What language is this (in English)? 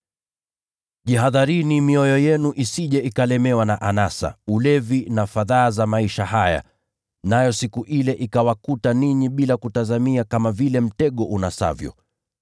Swahili